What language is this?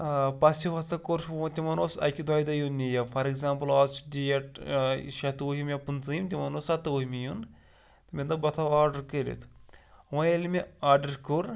Kashmiri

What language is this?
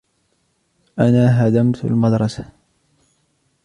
Arabic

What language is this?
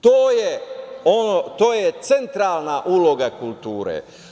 Serbian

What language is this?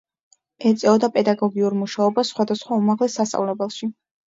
Georgian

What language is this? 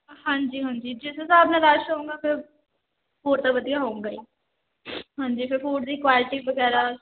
Punjabi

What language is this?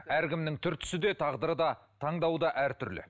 Kazakh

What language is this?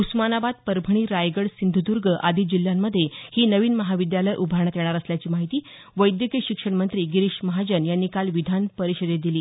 Marathi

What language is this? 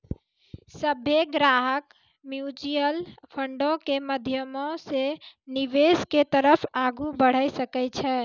Maithili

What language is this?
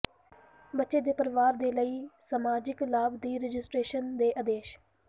Punjabi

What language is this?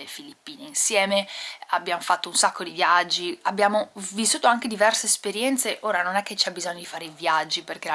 Italian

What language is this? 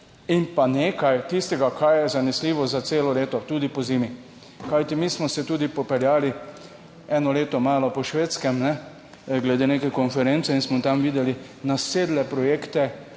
Slovenian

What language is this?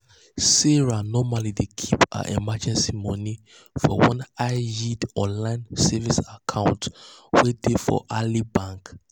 Nigerian Pidgin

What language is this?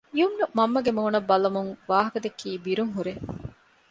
Divehi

